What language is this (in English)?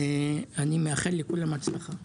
Hebrew